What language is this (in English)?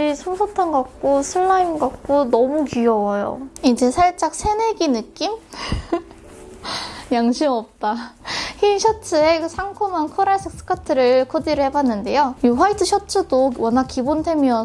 Korean